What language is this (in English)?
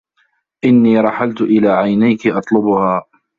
Arabic